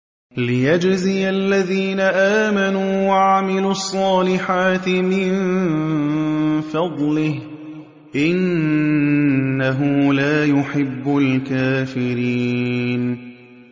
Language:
Arabic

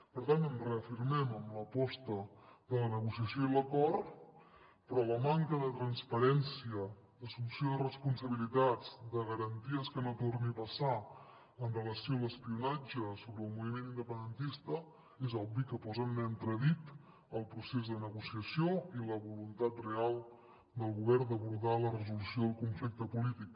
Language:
Catalan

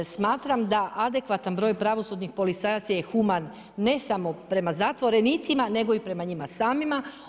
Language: Croatian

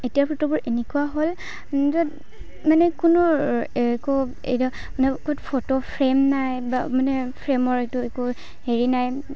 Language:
Assamese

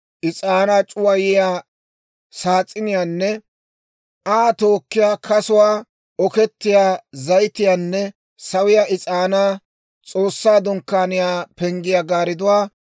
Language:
Dawro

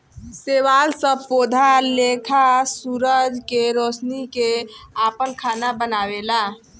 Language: Bhojpuri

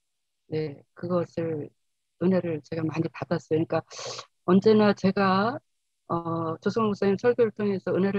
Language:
Korean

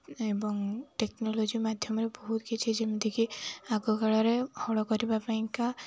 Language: Odia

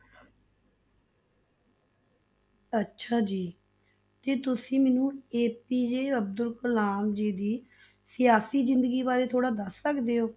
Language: Punjabi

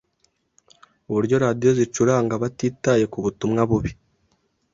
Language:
Kinyarwanda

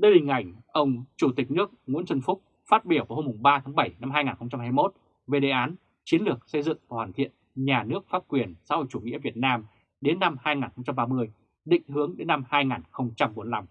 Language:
Vietnamese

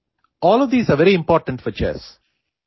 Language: Punjabi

